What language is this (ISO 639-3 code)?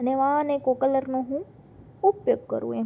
guj